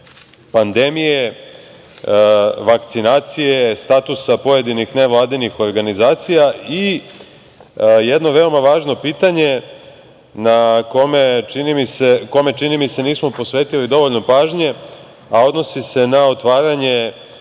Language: Serbian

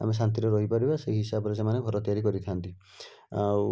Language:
Odia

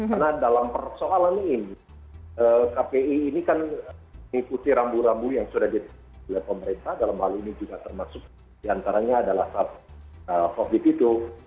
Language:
Indonesian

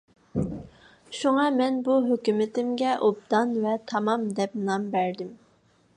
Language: Uyghur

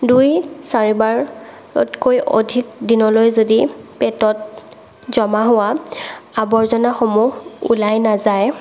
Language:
Assamese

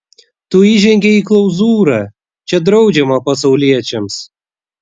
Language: Lithuanian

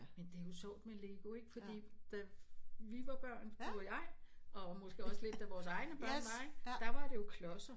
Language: Danish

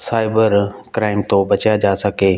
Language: Punjabi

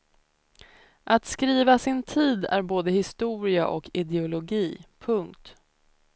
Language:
Swedish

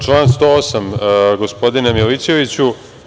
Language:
Serbian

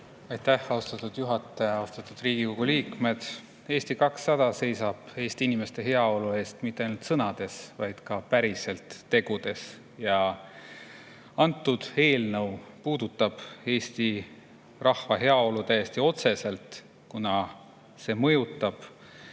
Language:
Estonian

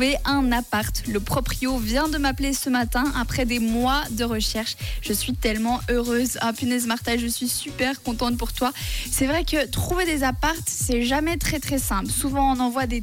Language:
French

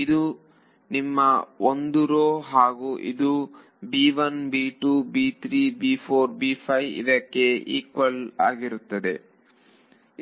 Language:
Kannada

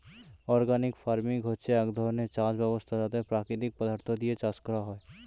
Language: Bangla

